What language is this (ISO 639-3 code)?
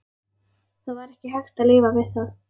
isl